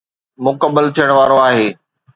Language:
Sindhi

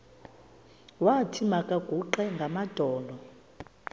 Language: Xhosa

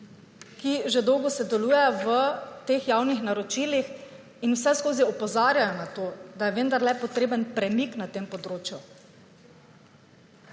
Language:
Slovenian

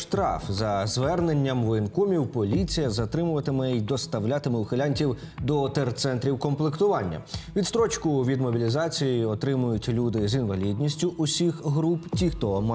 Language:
Ukrainian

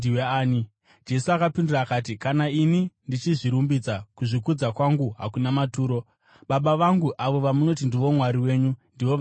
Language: Shona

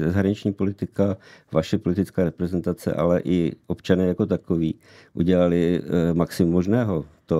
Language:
Czech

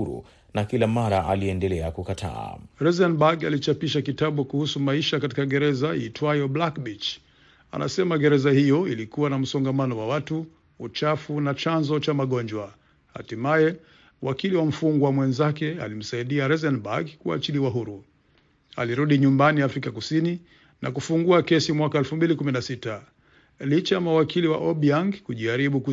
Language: Swahili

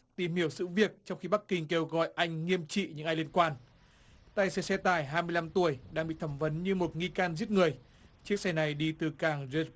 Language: Vietnamese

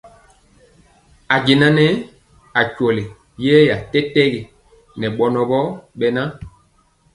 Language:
Mpiemo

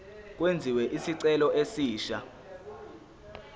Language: Zulu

